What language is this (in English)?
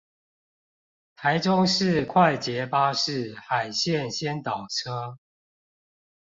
Chinese